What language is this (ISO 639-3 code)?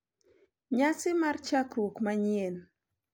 luo